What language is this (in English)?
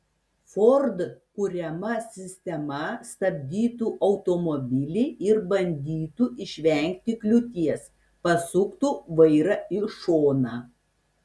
Lithuanian